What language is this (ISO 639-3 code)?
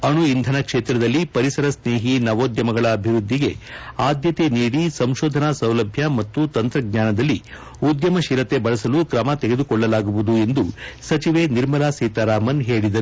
kan